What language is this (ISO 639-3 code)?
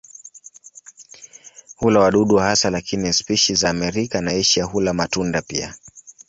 swa